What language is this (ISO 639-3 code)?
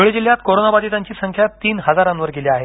mar